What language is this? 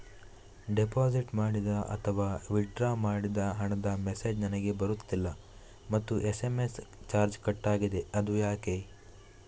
Kannada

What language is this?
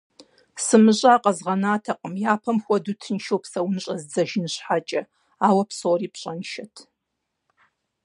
Kabardian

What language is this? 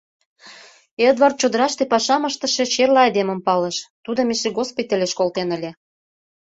Mari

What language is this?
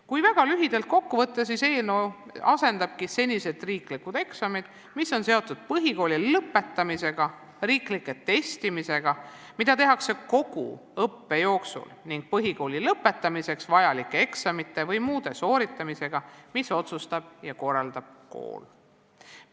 Estonian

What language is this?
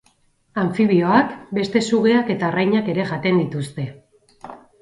Basque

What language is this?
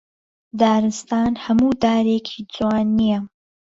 Central Kurdish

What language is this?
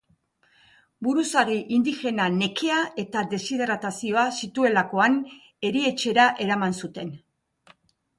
Basque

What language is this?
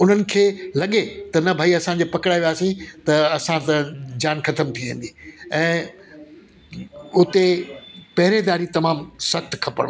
Sindhi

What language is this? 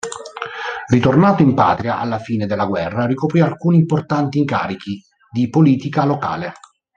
Italian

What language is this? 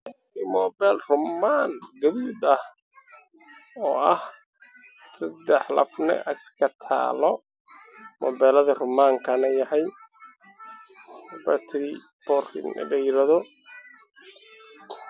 Somali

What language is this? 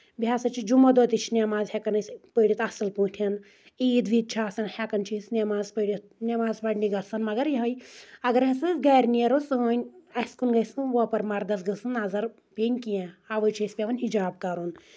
Kashmiri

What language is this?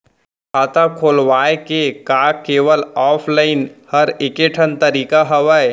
Chhattisgarhi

